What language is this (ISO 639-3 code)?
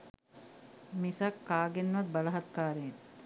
sin